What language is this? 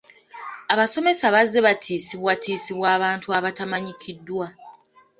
Ganda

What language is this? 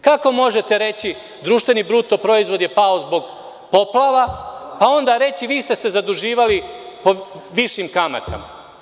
Serbian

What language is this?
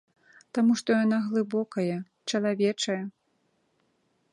Belarusian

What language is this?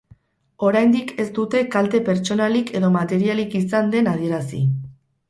Basque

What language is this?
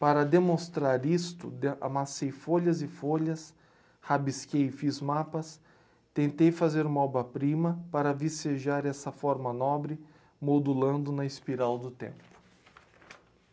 Portuguese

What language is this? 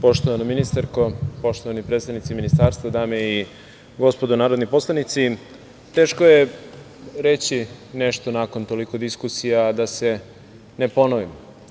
Serbian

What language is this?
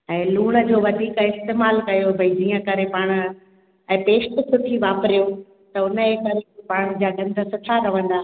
Sindhi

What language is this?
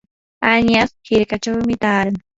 Yanahuanca Pasco Quechua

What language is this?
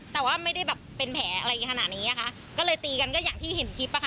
Thai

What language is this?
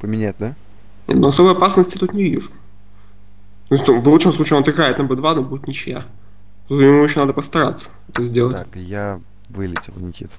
Russian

